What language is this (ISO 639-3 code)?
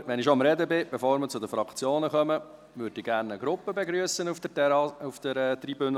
gsw